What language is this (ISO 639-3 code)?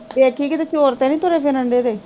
pan